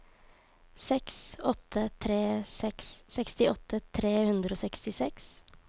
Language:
Norwegian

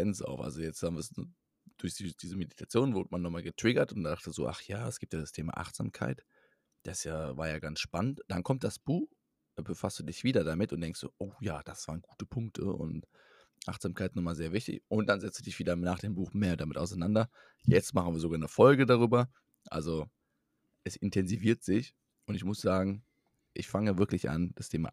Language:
German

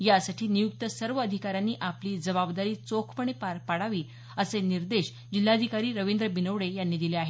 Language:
Marathi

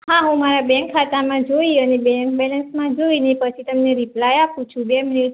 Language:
Gujarati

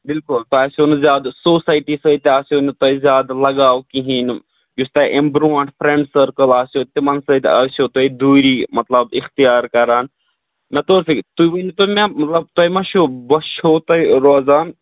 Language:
Kashmiri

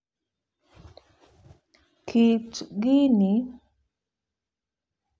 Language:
Luo (Kenya and Tanzania)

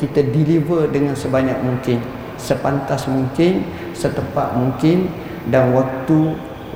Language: Malay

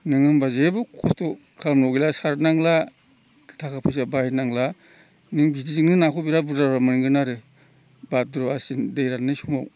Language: Bodo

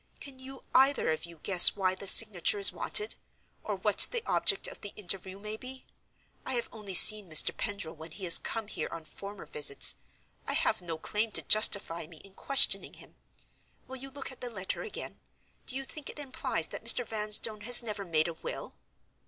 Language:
English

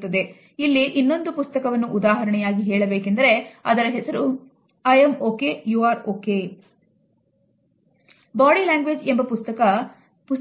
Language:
Kannada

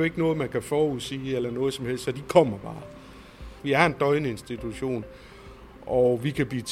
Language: Danish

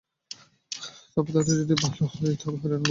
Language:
Bangla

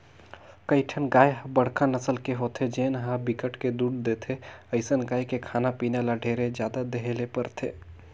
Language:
Chhattisgarhi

